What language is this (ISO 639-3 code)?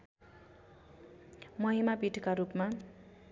nep